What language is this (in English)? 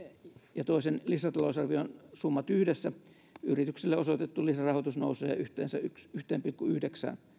Finnish